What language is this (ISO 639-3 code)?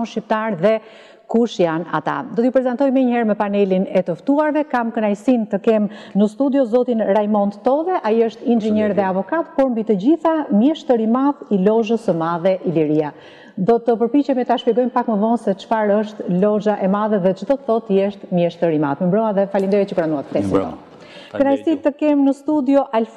ron